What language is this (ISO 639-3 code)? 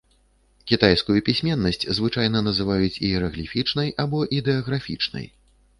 bel